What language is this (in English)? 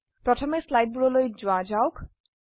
Assamese